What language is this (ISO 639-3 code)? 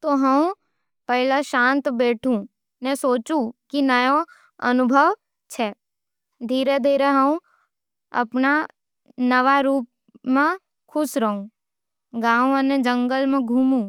noe